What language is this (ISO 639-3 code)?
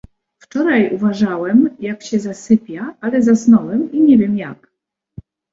pol